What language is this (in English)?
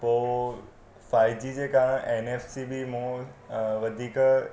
Sindhi